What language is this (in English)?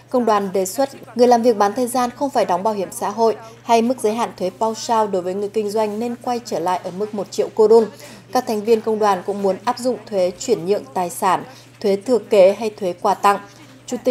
Vietnamese